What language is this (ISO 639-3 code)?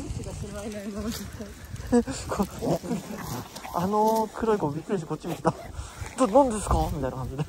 jpn